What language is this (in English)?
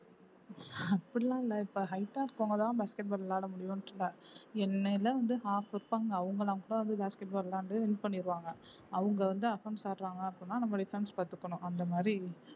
Tamil